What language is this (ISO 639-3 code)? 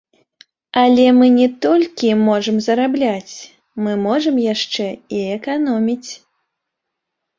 bel